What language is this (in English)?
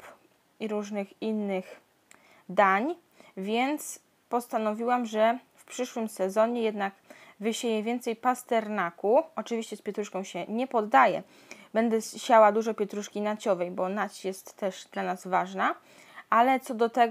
Polish